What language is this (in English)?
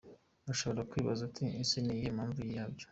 Kinyarwanda